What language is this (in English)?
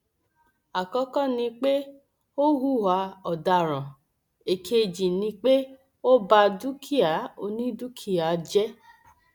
Yoruba